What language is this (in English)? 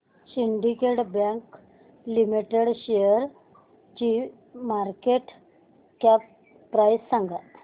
Marathi